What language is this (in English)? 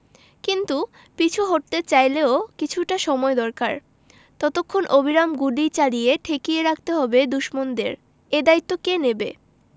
Bangla